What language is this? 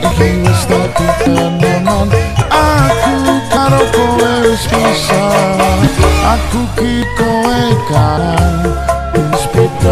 Indonesian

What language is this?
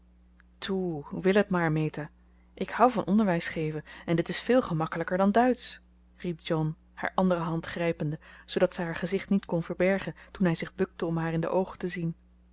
Dutch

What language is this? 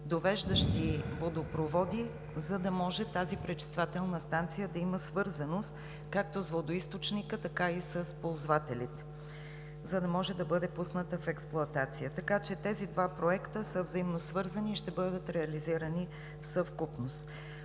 Bulgarian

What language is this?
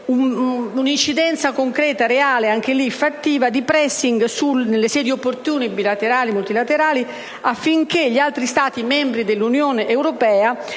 Italian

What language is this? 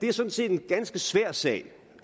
Danish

